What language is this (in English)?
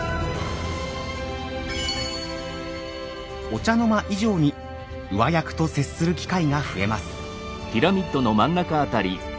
Japanese